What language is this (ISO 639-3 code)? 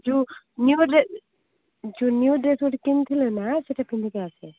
ori